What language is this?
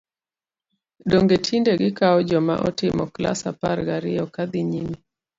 Luo (Kenya and Tanzania)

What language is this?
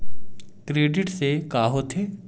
Chhattisgarhi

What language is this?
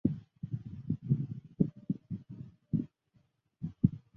Chinese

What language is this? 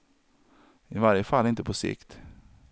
Swedish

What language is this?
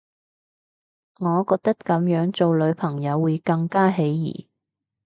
Cantonese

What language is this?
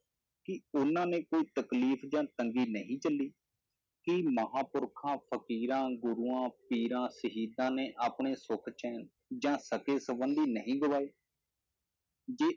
Punjabi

